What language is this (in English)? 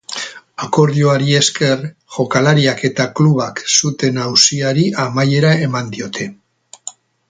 Basque